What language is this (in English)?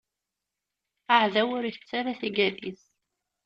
Kabyle